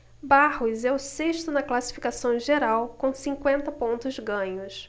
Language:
Portuguese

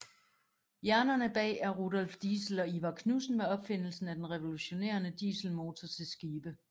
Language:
Danish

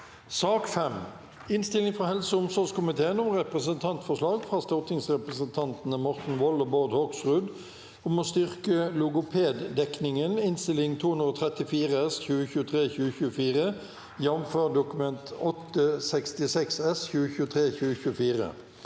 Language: Norwegian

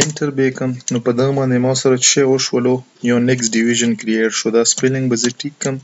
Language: Romanian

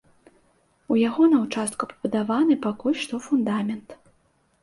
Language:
Belarusian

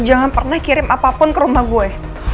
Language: Indonesian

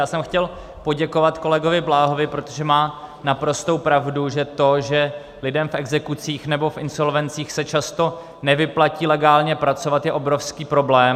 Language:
Czech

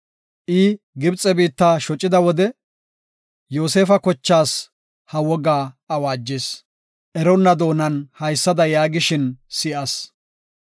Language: Gofa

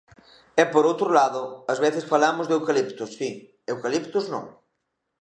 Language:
Galician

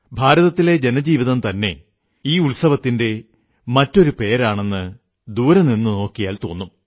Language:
Malayalam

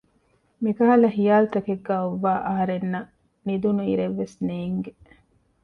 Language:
Divehi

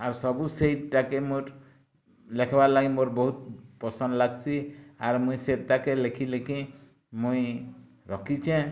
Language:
Odia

